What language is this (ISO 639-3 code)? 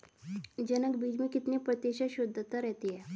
hin